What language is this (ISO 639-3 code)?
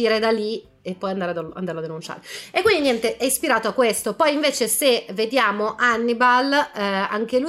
ita